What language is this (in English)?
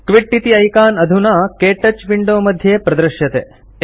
Sanskrit